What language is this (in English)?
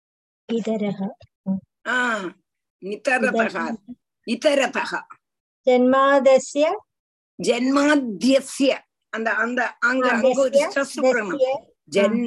Tamil